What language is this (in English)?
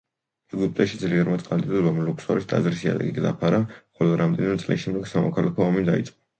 Georgian